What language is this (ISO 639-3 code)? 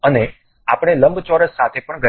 guj